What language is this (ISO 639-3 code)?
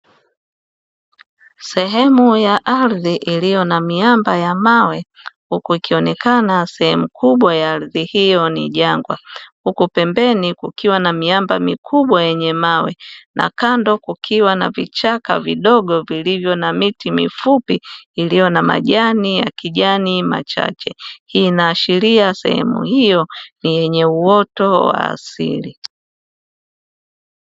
swa